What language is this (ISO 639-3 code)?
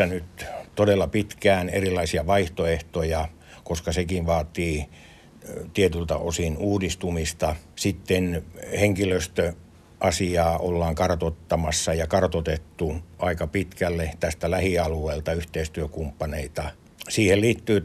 fin